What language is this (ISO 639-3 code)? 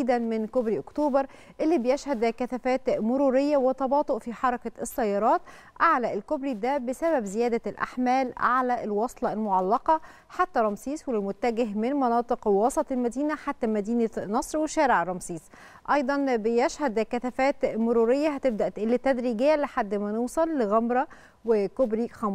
ara